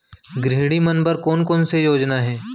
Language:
Chhattisgarhi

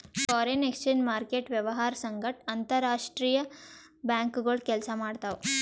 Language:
Kannada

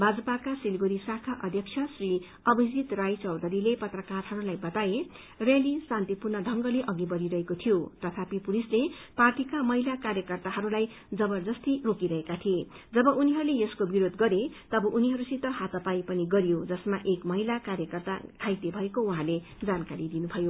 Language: Nepali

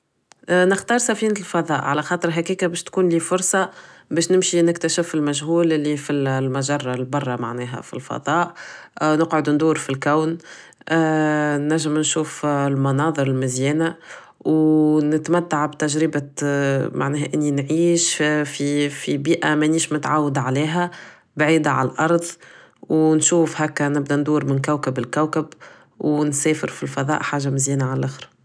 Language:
Tunisian Arabic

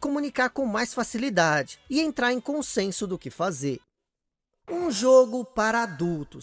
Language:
Portuguese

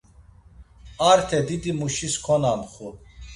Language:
Laz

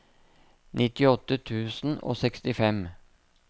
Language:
Norwegian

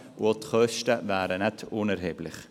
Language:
Swiss German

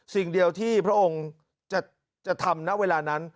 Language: Thai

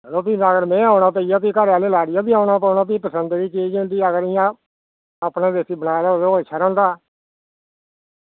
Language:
Dogri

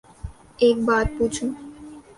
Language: Urdu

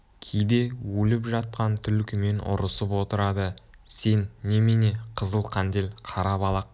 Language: Kazakh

